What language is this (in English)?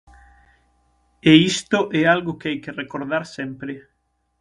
Galician